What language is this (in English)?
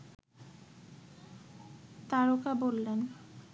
Bangla